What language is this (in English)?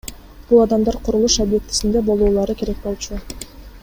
Kyrgyz